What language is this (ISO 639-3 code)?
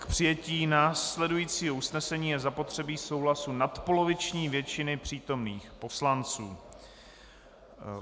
ces